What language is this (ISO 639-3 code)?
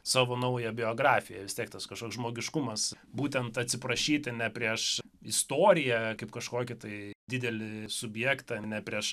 lit